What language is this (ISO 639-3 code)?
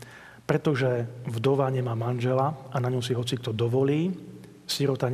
slk